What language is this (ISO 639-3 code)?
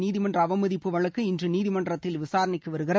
tam